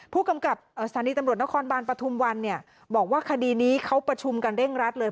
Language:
Thai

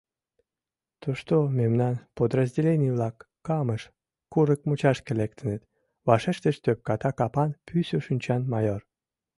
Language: Mari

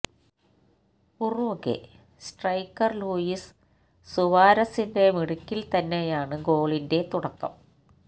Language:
Malayalam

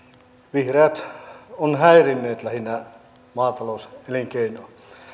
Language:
Finnish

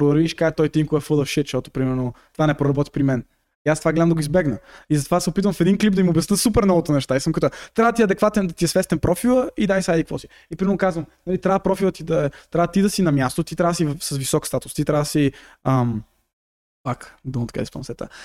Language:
Bulgarian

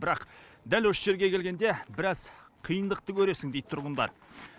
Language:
Kazakh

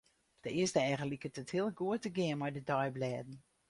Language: Western Frisian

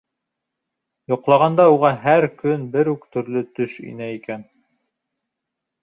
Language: Bashkir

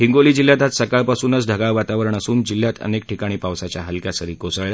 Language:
Marathi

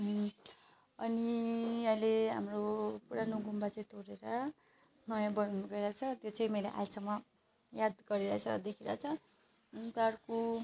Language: Nepali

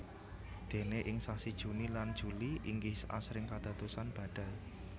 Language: Javanese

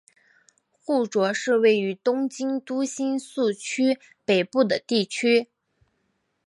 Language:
Chinese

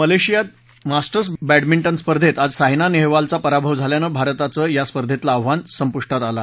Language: Marathi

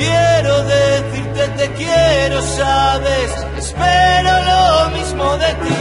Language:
Spanish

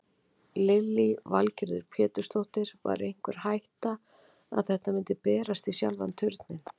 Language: Icelandic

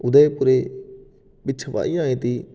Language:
Sanskrit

